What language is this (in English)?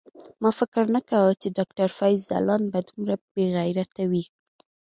Pashto